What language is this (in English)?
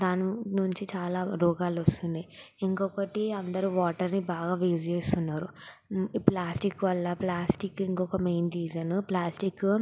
Telugu